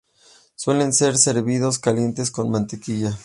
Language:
Spanish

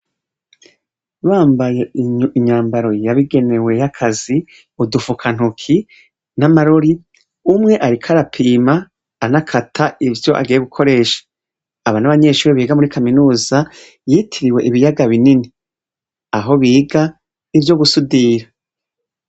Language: Rundi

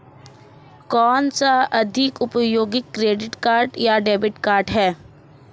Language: Hindi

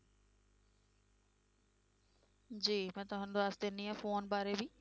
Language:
Punjabi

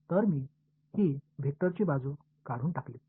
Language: Marathi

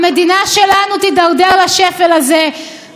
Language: Hebrew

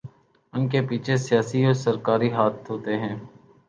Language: Urdu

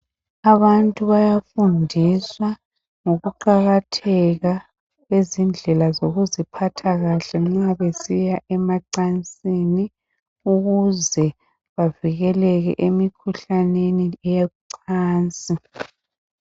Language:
North Ndebele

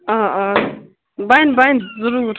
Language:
Kashmiri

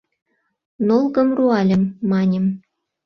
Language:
Mari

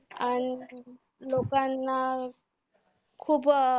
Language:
Marathi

